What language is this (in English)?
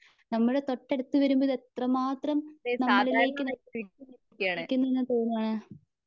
Malayalam